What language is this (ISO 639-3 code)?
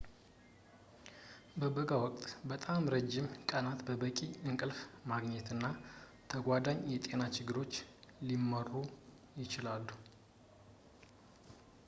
amh